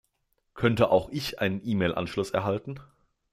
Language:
German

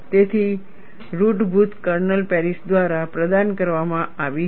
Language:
Gujarati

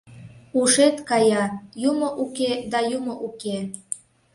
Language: Mari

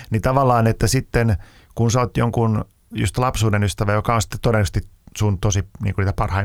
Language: Finnish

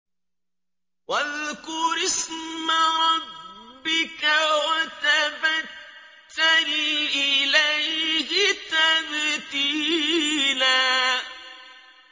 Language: Arabic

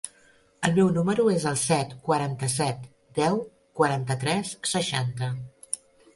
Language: Catalan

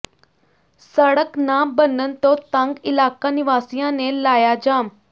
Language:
Punjabi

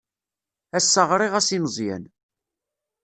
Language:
Kabyle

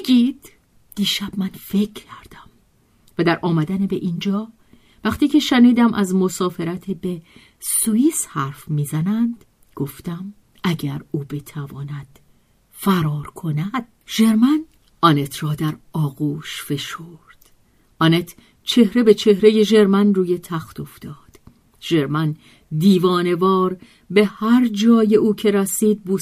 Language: Persian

